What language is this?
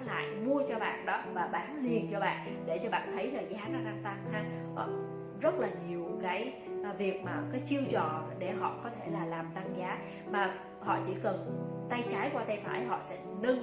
Vietnamese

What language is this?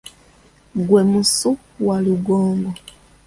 Ganda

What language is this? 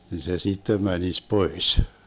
Finnish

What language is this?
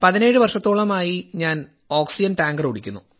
Malayalam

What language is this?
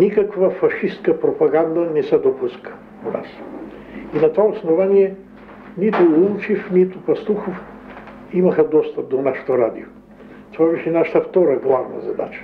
Bulgarian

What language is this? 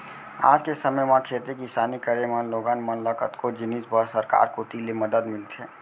Chhattisgarhi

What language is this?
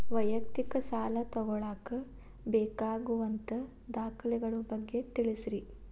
Kannada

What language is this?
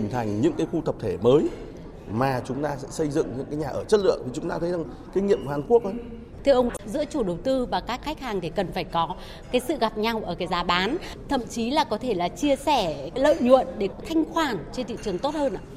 Vietnamese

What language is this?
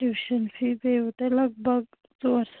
Kashmiri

